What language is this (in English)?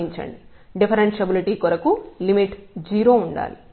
Telugu